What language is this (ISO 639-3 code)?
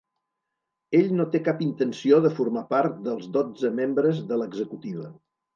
cat